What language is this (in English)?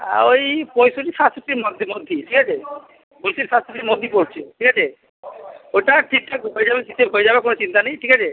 Bangla